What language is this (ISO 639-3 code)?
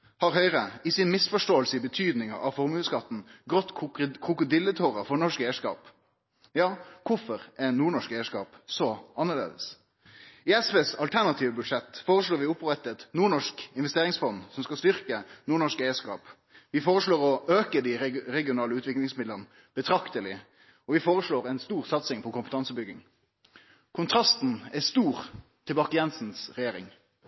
nno